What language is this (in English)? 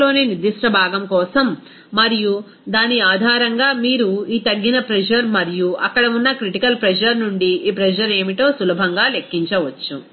Telugu